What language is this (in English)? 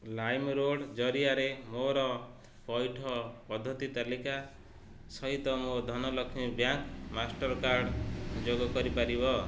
Odia